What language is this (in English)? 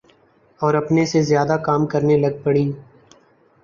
Urdu